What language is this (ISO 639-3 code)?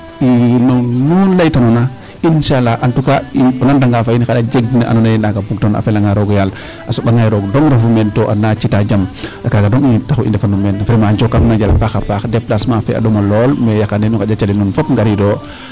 srr